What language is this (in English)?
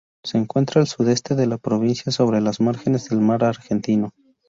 Spanish